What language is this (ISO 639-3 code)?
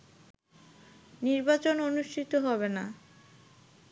ben